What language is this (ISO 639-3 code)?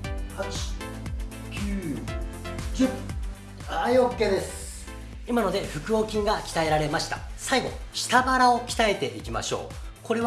jpn